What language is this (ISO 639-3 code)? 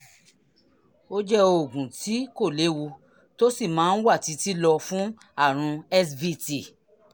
yor